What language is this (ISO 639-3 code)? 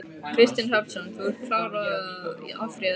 isl